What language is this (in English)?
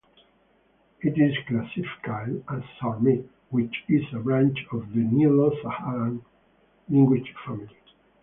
English